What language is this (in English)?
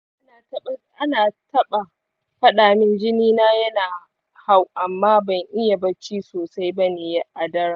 Hausa